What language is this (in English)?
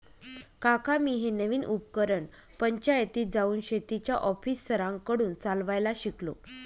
Marathi